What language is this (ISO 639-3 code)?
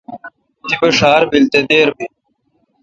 xka